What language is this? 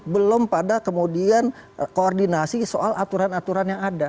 Indonesian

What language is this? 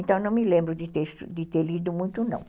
Portuguese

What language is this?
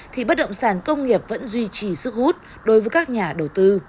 Vietnamese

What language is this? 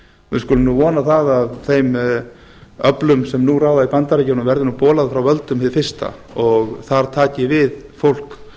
Icelandic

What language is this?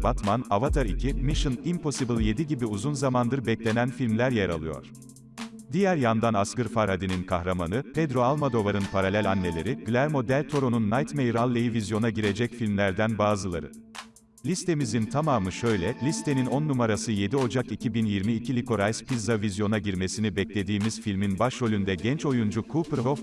Turkish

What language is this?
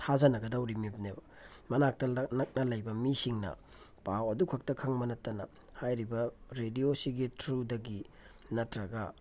Manipuri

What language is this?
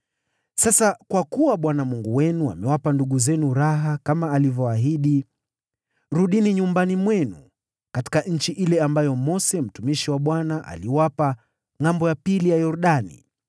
Swahili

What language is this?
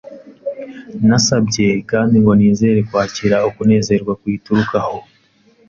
Kinyarwanda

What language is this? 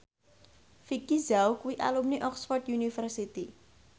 Javanese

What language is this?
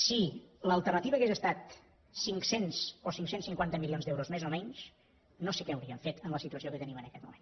Catalan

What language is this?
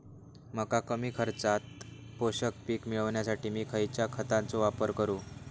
Marathi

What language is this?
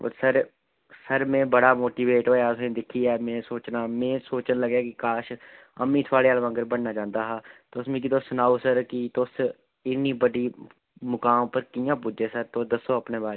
Dogri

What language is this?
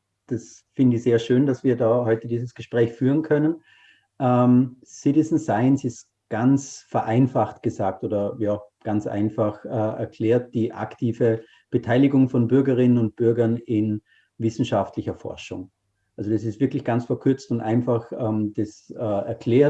German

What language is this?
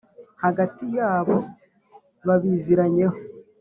Kinyarwanda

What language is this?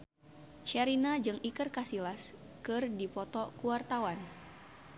Sundanese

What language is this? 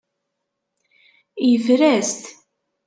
Kabyle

